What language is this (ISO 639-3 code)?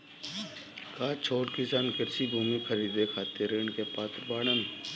bho